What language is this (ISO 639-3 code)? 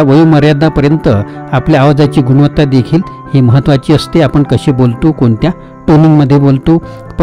mar